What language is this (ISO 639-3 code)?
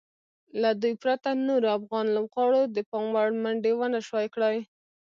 pus